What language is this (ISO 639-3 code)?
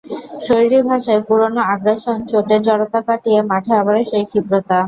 ben